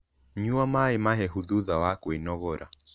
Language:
Kikuyu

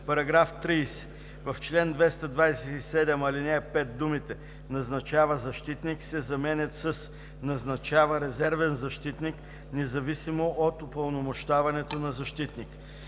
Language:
Bulgarian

